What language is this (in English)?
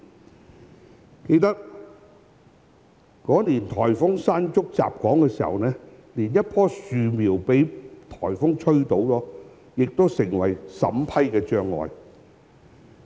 Cantonese